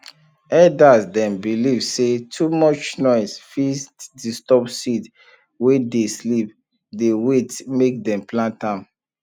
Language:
Nigerian Pidgin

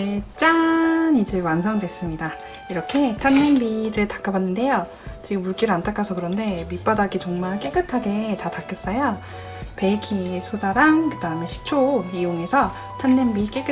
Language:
Korean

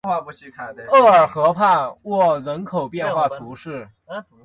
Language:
Chinese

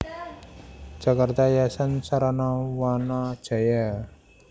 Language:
Javanese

